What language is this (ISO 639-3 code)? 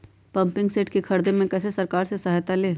mag